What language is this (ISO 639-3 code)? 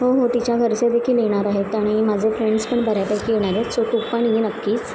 mar